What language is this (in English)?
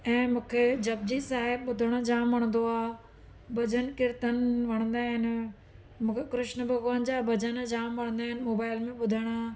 Sindhi